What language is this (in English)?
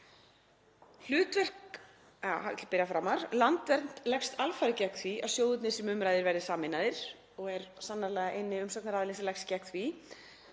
Icelandic